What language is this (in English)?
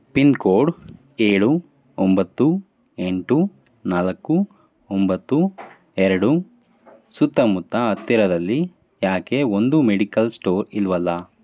Kannada